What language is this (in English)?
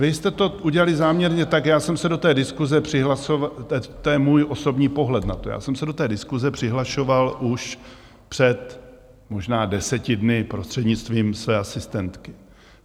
Czech